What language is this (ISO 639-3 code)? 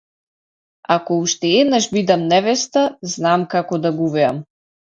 mkd